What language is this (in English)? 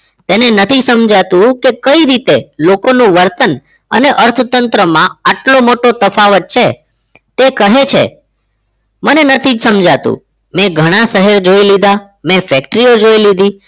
Gujarati